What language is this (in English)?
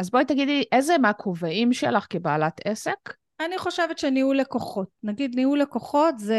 Hebrew